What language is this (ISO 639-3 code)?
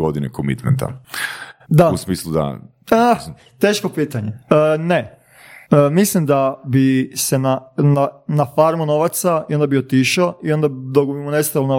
hrv